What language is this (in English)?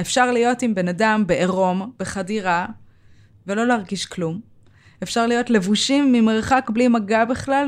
Hebrew